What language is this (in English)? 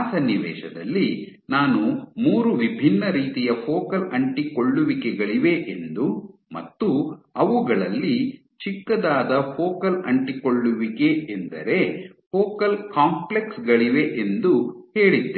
Kannada